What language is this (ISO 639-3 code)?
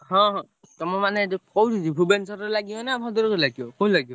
ori